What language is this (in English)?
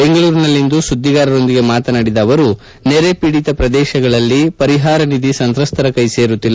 Kannada